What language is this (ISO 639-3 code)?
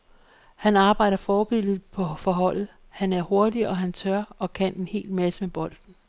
dan